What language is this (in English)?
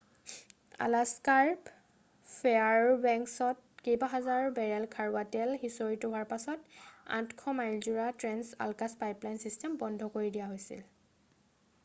Assamese